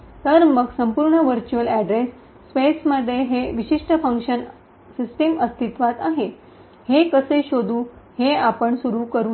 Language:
Marathi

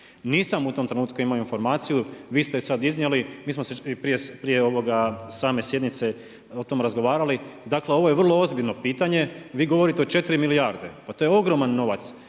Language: Croatian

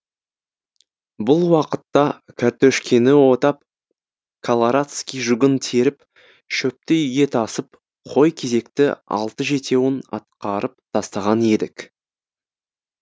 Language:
Kazakh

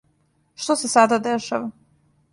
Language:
Serbian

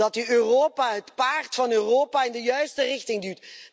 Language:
Dutch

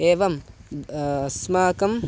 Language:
Sanskrit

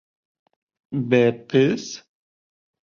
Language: Bashkir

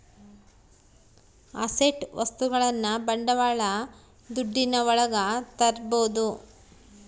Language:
Kannada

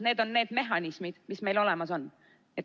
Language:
Estonian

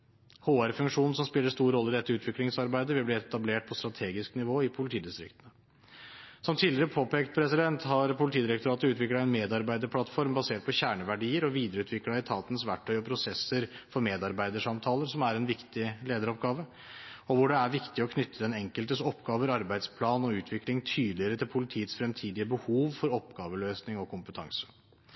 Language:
Norwegian Bokmål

